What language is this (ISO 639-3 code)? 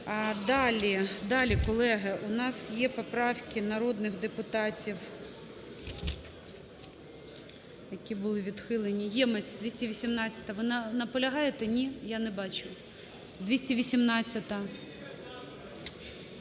ukr